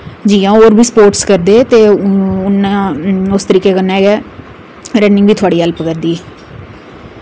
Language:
Dogri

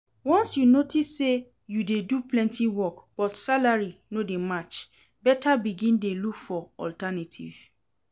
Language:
Nigerian Pidgin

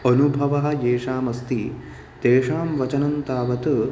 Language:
Sanskrit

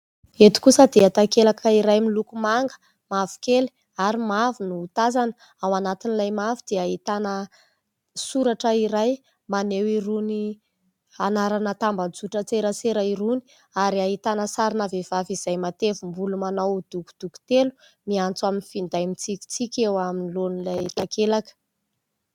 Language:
Malagasy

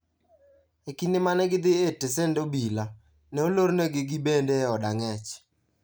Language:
Luo (Kenya and Tanzania)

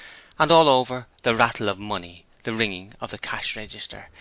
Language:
English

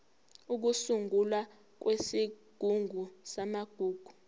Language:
Zulu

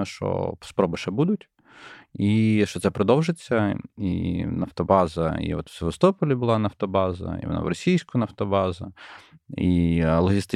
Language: Ukrainian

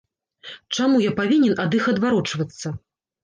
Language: Belarusian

